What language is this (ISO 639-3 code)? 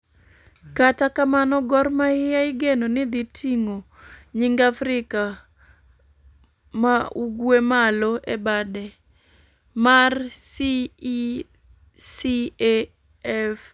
luo